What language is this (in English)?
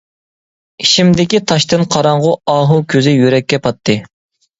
Uyghur